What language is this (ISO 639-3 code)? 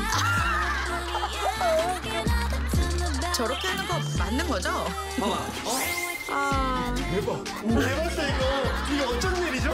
kor